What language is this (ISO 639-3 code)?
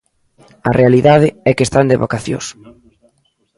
glg